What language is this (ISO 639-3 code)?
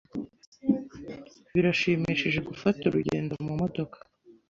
kin